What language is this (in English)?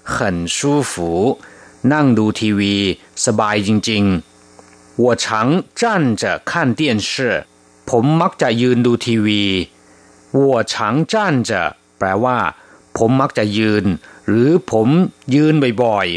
Thai